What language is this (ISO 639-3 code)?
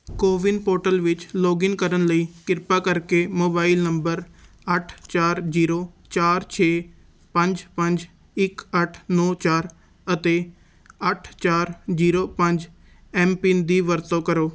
pan